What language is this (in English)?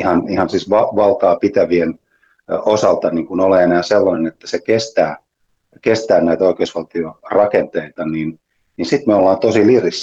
Finnish